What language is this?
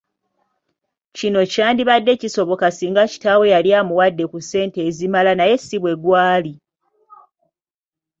Ganda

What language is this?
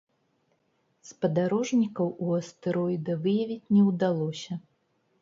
Belarusian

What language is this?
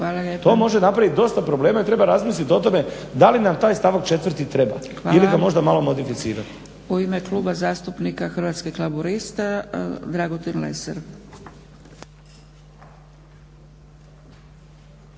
Croatian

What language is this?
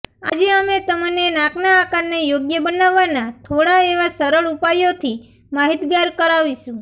Gujarati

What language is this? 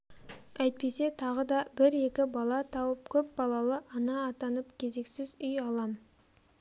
Kazakh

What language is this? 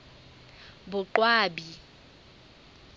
Southern Sotho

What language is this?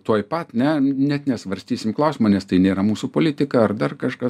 Lithuanian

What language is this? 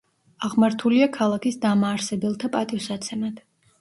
Georgian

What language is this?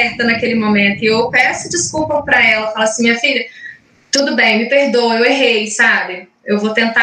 Portuguese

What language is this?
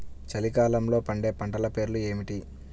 Telugu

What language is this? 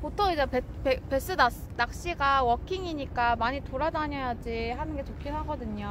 Korean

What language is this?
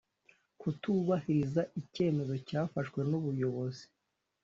Kinyarwanda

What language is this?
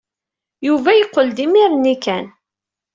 Kabyle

